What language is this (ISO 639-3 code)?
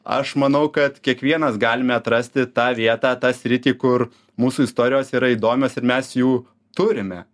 lit